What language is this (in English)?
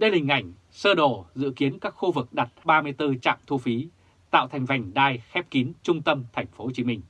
Vietnamese